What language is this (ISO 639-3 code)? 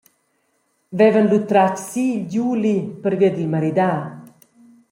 roh